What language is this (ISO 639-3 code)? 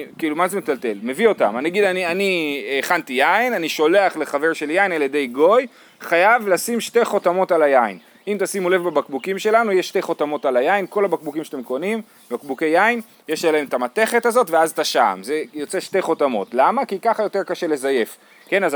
heb